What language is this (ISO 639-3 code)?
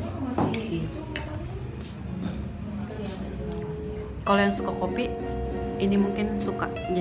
ind